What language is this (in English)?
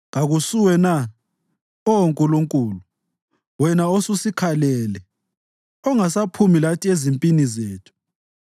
North Ndebele